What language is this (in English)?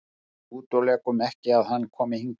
Icelandic